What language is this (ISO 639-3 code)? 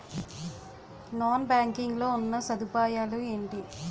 tel